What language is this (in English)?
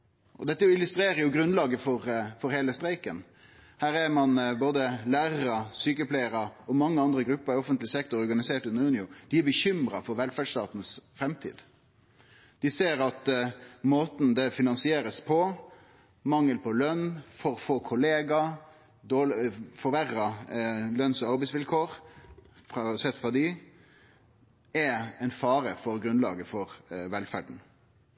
Norwegian Nynorsk